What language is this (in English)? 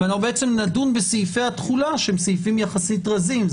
Hebrew